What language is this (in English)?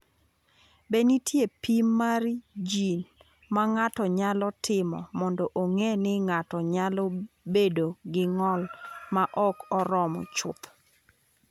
Luo (Kenya and Tanzania)